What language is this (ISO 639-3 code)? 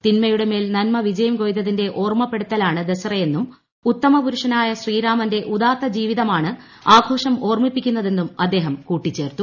mal